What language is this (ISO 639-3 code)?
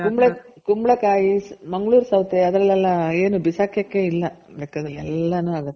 kan